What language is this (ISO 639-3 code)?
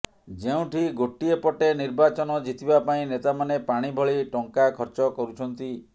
ori